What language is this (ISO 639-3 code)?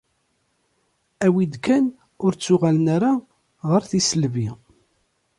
kab